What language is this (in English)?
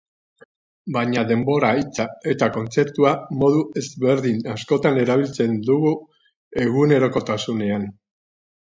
Basque